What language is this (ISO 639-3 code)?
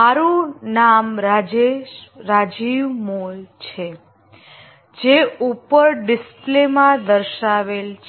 guj